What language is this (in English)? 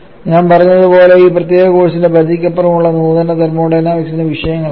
Malayalam